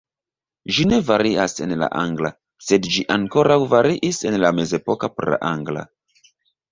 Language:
Esperanto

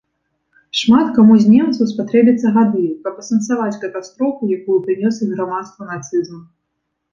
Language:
Belarusian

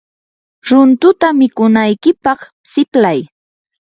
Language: Yanahuanca Pasco Quechua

